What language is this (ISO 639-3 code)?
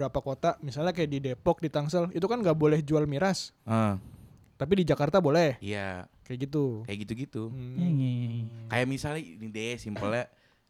ind